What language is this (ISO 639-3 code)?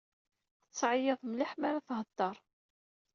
kab